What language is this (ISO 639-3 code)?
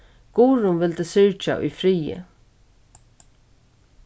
fao